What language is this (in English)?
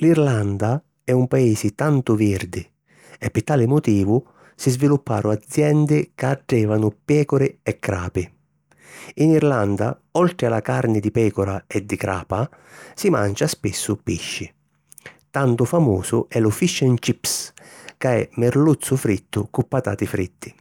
Sicilian